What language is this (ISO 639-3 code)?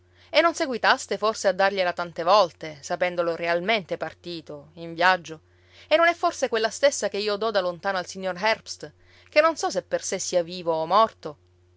ita